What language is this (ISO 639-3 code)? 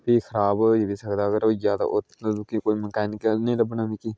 doi